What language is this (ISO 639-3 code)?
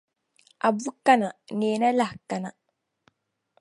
dag